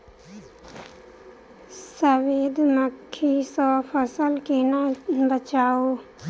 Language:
Maithili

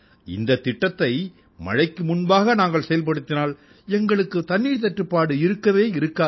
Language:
Tamil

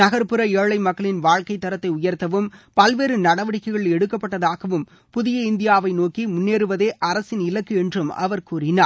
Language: Tamil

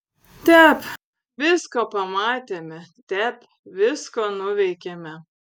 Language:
Lithuanian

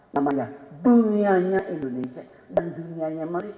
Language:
Indonesian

